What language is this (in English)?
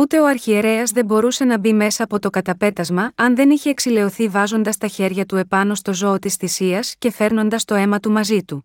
Greek